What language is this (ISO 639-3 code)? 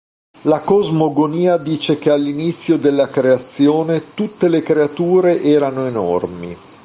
ita